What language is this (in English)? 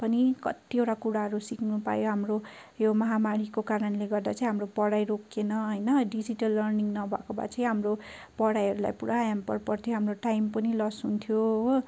Nepali